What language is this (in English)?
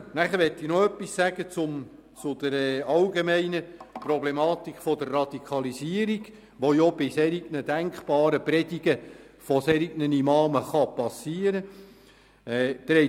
Swiss German